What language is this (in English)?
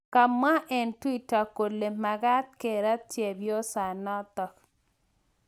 Kalenjin